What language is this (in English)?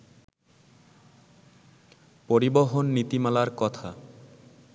Bangla